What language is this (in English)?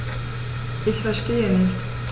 German